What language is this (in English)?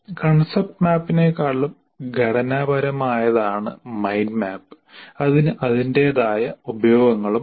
Malayalam